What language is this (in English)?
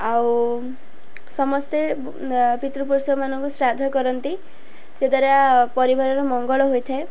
Odia